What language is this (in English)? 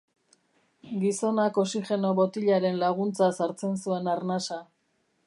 Basque